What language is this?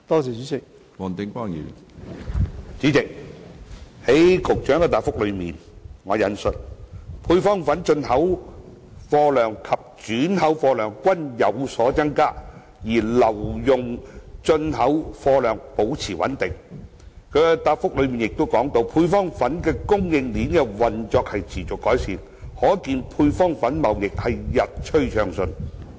Cantonese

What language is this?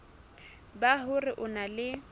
Southern Sotho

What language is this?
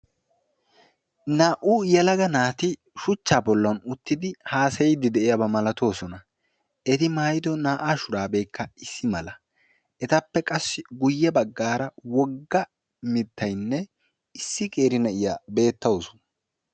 Wolaytta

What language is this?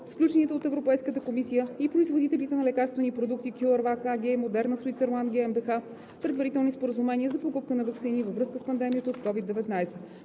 Bulgarian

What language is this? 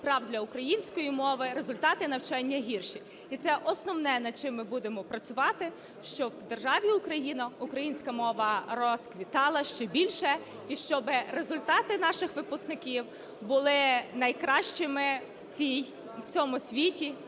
Ukrainian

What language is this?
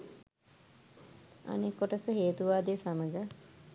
Sinhala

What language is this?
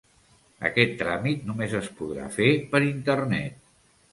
Catalan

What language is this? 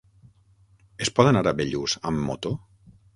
Catalan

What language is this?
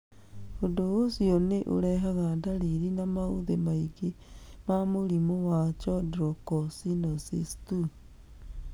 Kikuyu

